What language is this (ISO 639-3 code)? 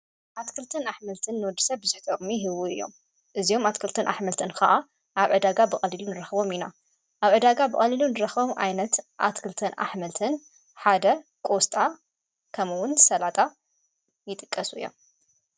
tir